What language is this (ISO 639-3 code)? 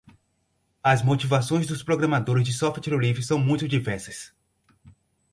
por